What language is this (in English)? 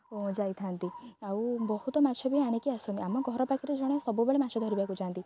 Odia